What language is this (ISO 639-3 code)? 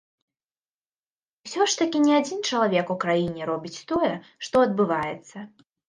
bel